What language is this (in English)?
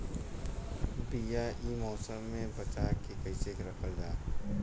Bhojpuri